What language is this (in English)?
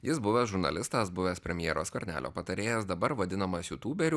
Lithuanian